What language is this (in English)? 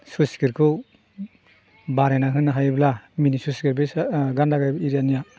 Bodo